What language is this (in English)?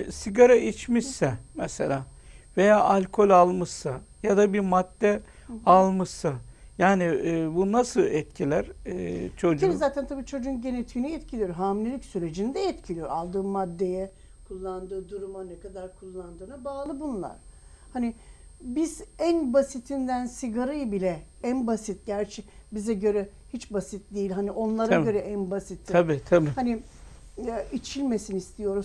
Turkish